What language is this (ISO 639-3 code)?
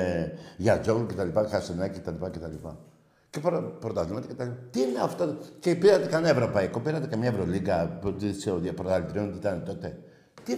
ell